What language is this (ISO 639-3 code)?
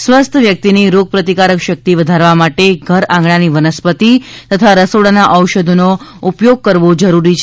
guj